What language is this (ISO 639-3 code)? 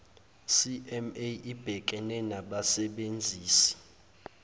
zul